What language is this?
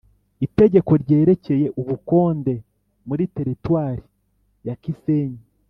Kinyarwanda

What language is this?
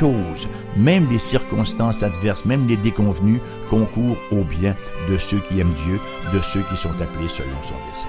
French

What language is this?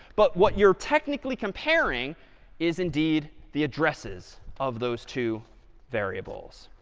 English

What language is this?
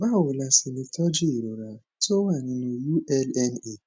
Yoruba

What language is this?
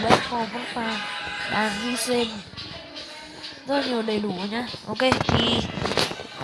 Vietnamese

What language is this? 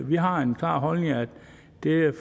Danish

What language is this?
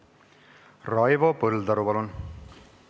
Estonian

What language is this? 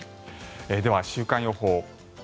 Japanese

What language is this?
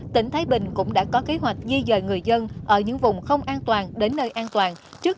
Vietnamese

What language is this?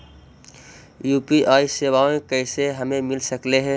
Magahi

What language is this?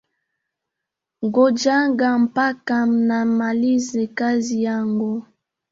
Swahili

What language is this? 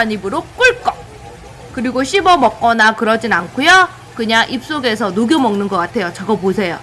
Korean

